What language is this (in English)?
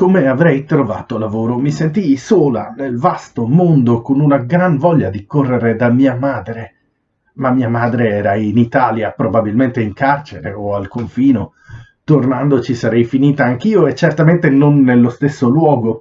Italian